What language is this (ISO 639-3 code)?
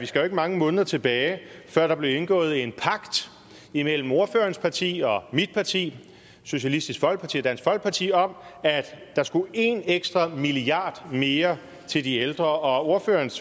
dan